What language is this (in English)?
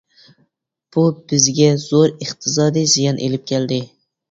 Uyghur